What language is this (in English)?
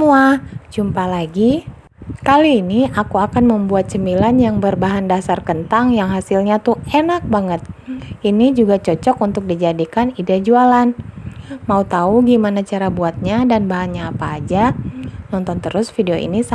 Indonesian